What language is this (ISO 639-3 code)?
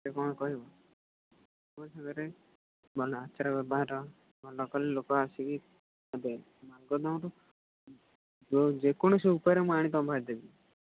ori